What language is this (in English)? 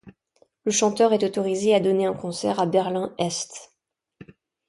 French